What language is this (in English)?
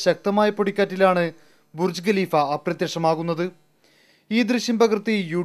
Malayalam